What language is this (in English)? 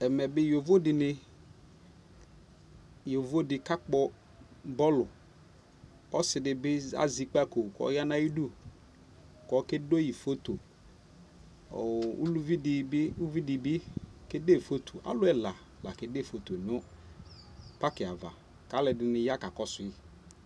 Ikposo